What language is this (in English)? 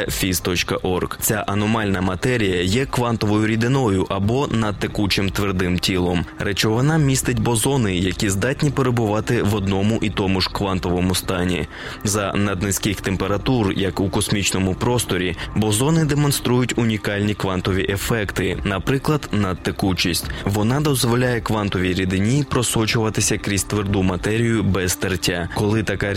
Ukrainian